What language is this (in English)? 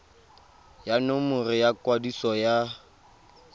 Tswana